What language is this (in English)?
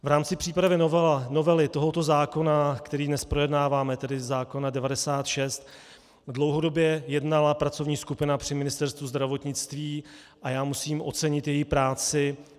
Czech